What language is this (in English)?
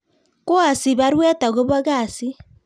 Kalenjin